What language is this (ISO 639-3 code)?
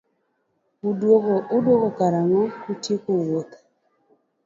luo